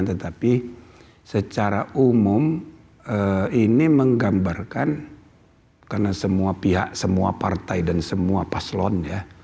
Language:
Indonesian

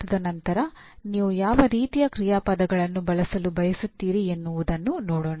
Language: Kannada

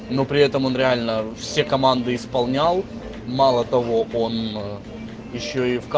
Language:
Russian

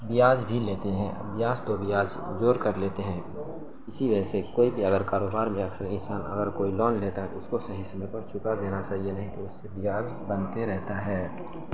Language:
Urdu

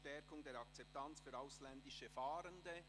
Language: Swiss German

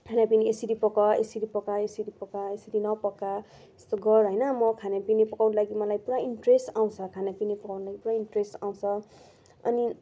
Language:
Nepali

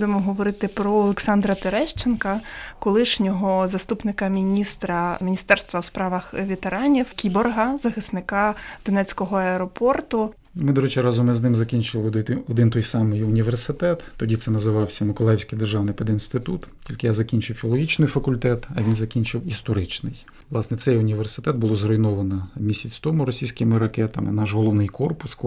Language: Ukrainian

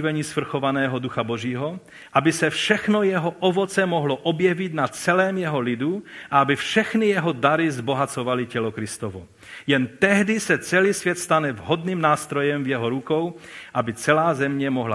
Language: Czech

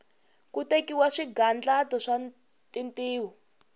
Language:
Tsonga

